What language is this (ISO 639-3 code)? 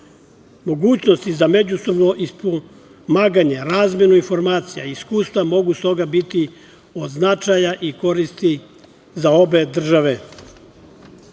srp